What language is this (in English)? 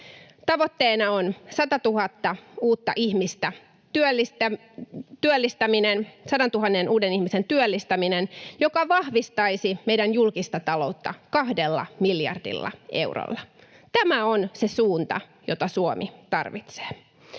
Finnish